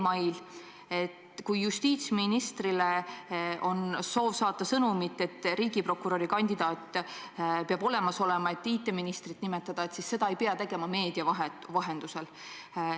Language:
Estonian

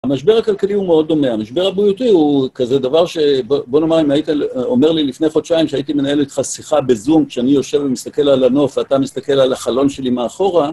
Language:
Hebrew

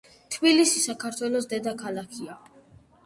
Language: Georgian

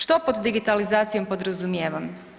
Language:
Croatian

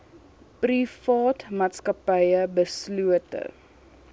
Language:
Afrikaans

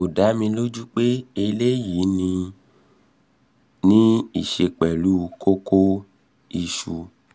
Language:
Yoruba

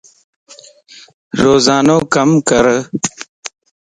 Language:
Lasi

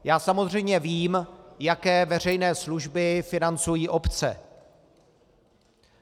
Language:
Czech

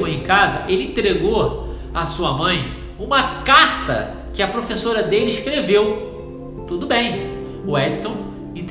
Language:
Portuguese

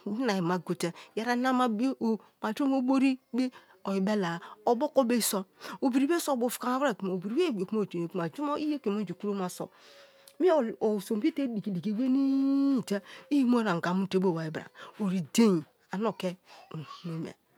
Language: Kalabari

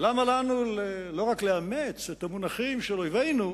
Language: Hebrew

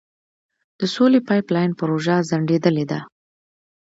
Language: Pashto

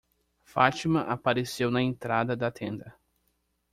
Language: Portuguese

